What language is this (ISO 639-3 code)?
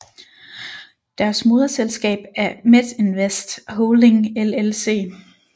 dan